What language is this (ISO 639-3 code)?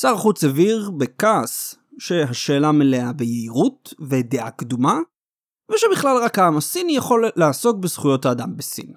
heb